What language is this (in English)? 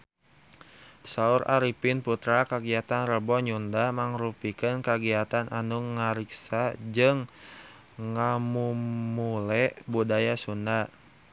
Sundanese